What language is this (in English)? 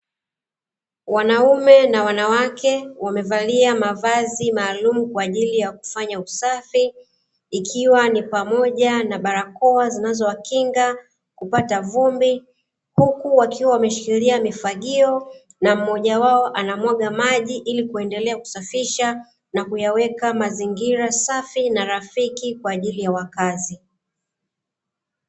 Swahili